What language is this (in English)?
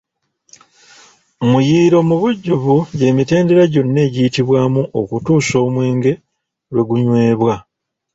Ganda